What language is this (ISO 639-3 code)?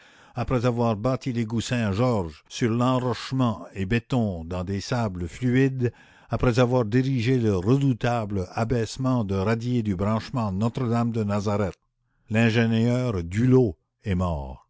fra